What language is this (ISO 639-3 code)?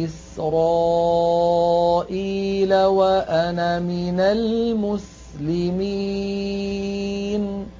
ara